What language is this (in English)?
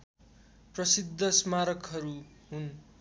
Nepali